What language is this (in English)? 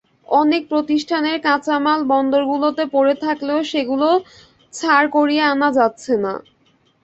Bangla